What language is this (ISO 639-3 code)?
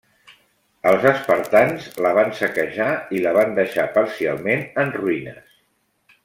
cat